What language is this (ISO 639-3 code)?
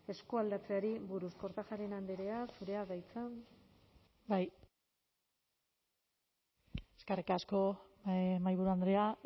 eus